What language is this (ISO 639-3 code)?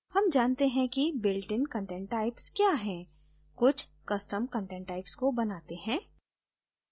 hin